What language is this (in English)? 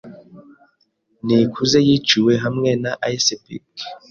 Kinyarwanda